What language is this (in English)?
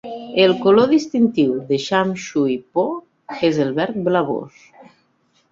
Catalan